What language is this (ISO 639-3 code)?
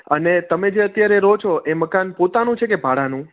guj